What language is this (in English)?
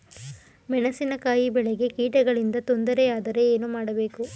Kannada